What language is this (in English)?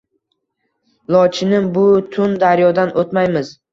Uzbek